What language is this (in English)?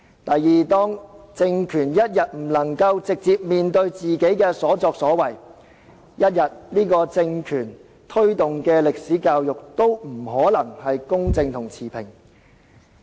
Cantonese